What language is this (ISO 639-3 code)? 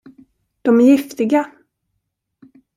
swe